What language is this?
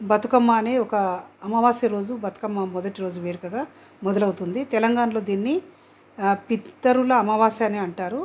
Telugu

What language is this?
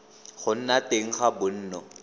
Tswana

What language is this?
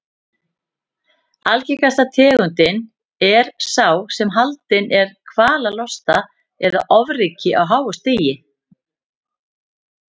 Icelandic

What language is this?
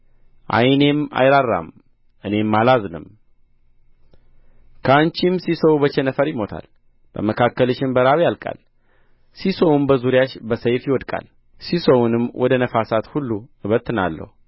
Amharic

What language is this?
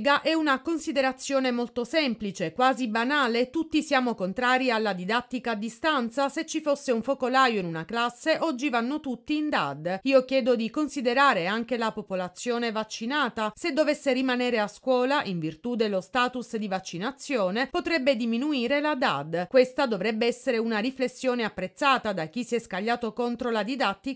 Italian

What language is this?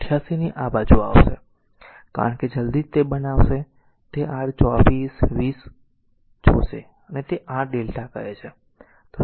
Gujarati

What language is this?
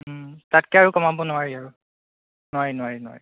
Assamese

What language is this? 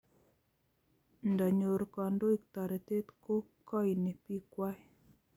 Kalenjin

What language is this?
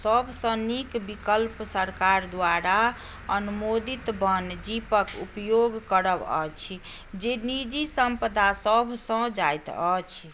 Maithili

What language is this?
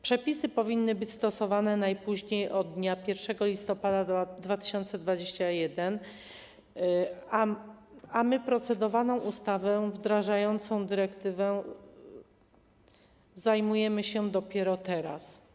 Polish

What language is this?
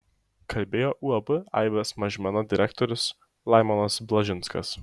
Lithuanian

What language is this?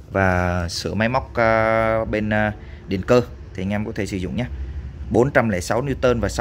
Vietnamese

